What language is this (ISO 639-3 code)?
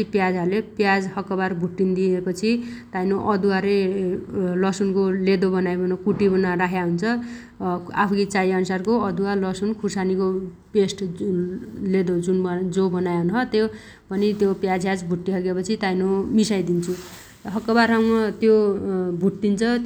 dty